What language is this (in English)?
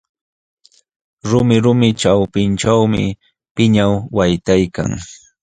Jauja Wanca Quechua